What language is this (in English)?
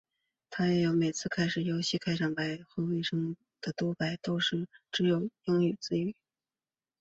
Chinese